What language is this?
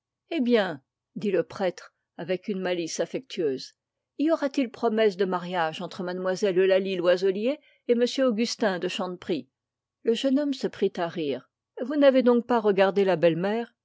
French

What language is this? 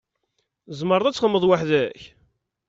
Kabyle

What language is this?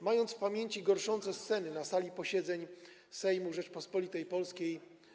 Polish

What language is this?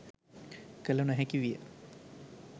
Sinhala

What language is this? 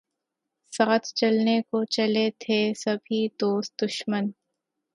Urdu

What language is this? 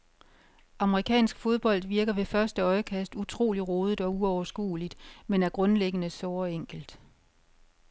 Danish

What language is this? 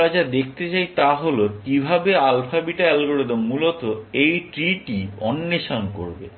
Bangla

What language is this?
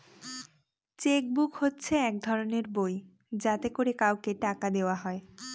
Bangla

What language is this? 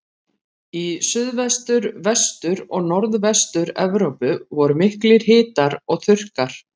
Icelandic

